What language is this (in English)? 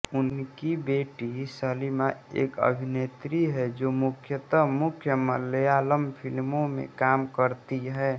Hindi